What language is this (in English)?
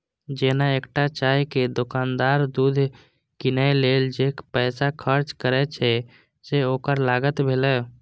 Maithili